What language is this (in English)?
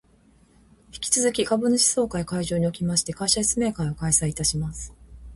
Japanese